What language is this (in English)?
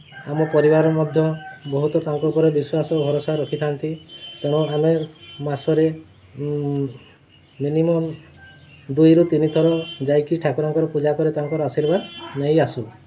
Odia